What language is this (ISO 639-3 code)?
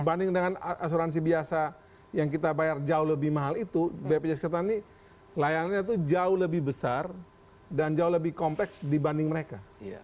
ind